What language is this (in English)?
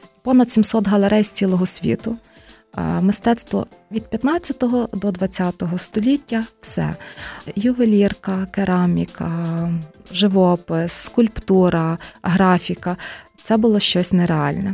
Ukrainian